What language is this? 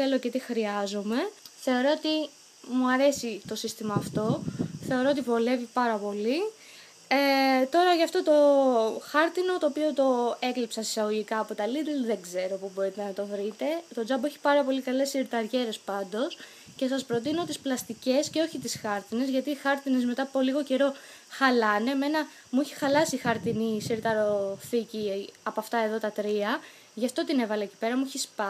Greek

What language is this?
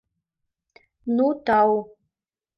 Mari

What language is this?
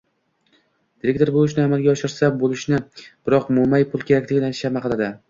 Uzbek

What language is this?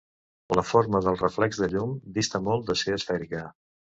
Catalan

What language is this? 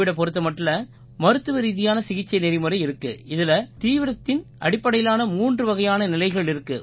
Tamil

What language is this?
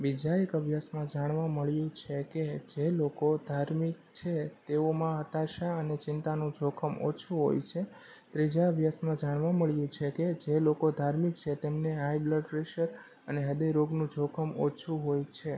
Gujarati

